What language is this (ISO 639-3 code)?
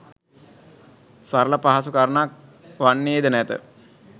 sin